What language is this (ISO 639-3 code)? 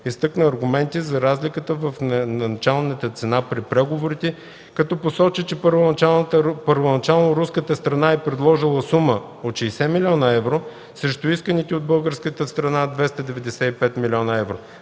bul